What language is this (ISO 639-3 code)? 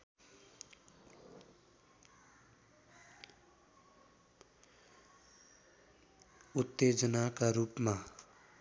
nep